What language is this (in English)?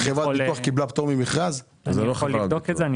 Hebrew